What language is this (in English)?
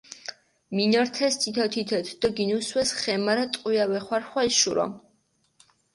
Mingrelian